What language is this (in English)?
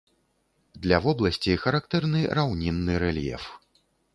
Belarusian